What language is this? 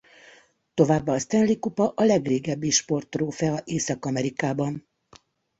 Hungarian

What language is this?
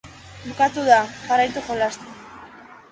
Basque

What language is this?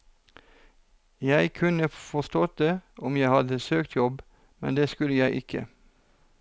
Norwegian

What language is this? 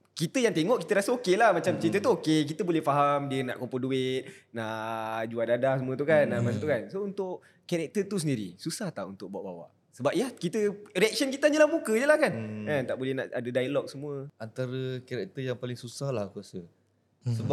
Malay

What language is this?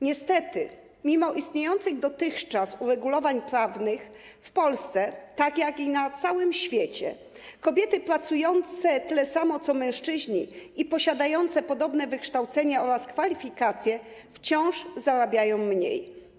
Polish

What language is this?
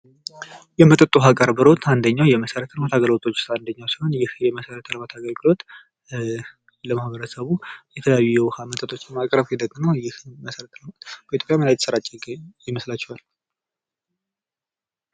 Amharic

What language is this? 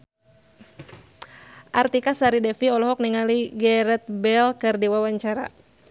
Sundanese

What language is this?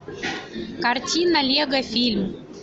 Russian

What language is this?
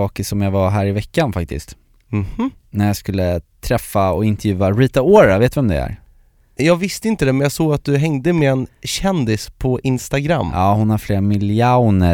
Swedish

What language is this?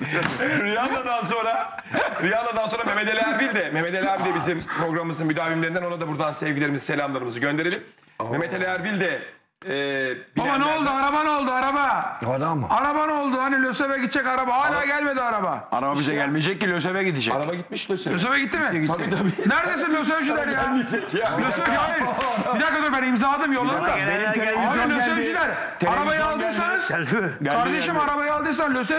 Turkish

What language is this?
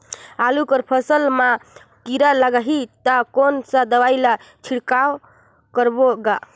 Chhattisgarhi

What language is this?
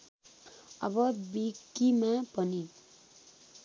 Nepali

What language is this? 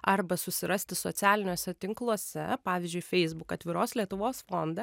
Lithuanian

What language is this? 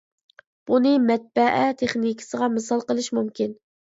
Uyghur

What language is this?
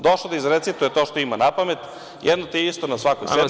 Serbian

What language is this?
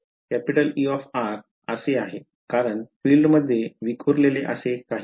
Marathi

